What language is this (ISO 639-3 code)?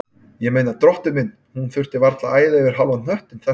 isl